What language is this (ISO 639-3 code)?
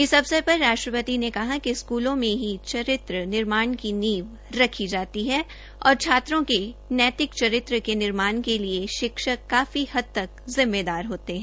hin